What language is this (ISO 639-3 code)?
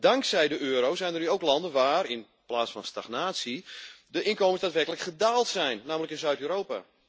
nld